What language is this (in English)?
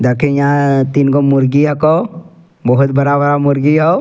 Angika